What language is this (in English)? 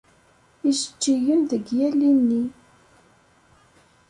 Kabyle